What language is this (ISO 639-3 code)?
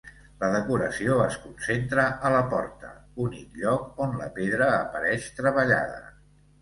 cat